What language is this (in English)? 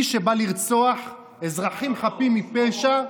Hebrew